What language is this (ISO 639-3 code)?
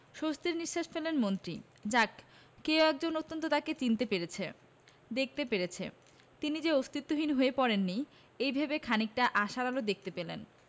ben